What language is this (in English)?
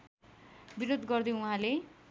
Nepali